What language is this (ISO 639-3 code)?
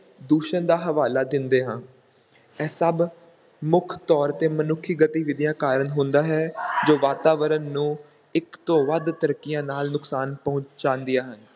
pan